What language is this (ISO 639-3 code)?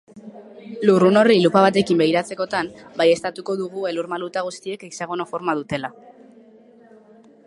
eus